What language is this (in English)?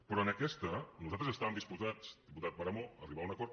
Catalan